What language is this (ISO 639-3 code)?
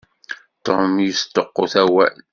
kab